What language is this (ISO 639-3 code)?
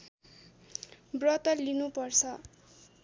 nep